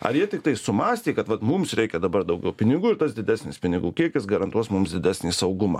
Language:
Lithuanian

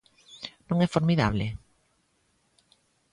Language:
Galician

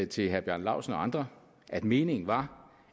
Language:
Danish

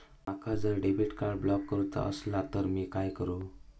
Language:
Marathi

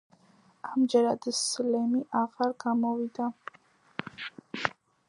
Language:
Georgian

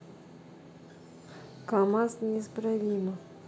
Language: Russian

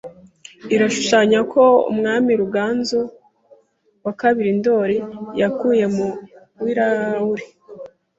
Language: Kinyarwanda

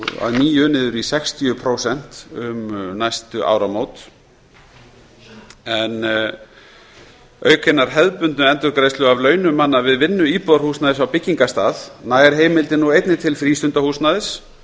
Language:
Icelandic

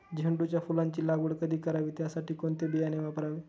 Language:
Marathi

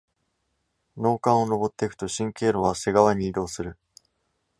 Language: Japanese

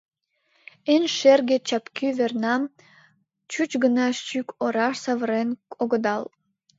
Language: Mari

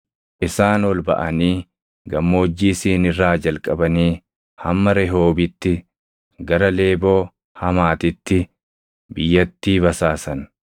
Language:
Oromo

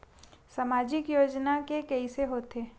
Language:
Chhattisgarhi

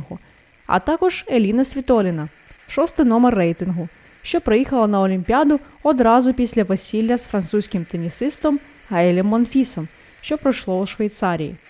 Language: Ukrainian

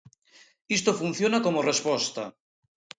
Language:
Galician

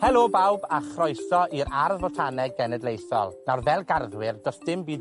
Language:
Welsh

